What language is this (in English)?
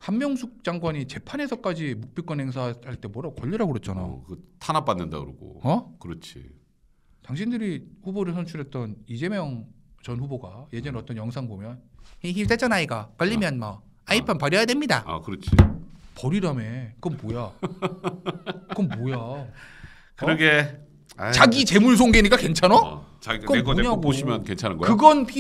Korean